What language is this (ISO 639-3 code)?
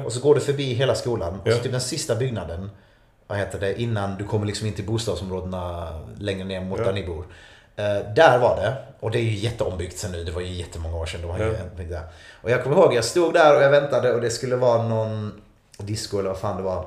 swe